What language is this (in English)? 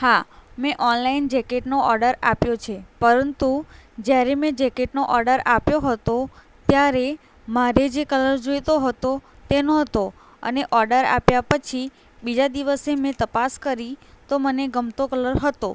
Gujarati